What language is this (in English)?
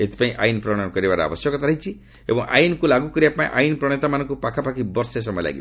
Odia